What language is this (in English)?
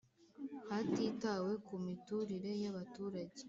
Kinyarwanda